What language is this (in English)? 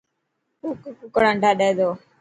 Dhatki